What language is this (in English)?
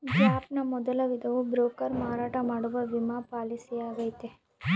Kannada